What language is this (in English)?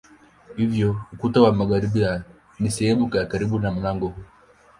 Swahili